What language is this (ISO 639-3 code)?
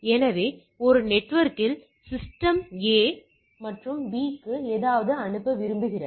tam